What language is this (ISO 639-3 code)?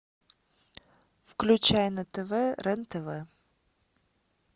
rus